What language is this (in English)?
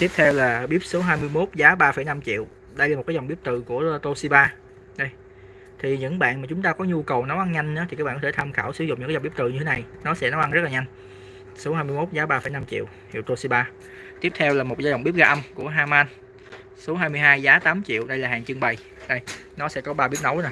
Vietnamese